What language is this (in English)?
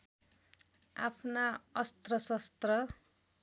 Nepali